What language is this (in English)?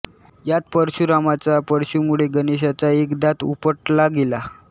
Marathi